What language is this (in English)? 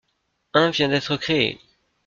French